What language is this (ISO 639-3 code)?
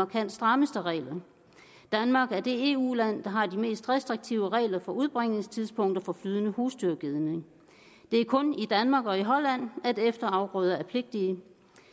dan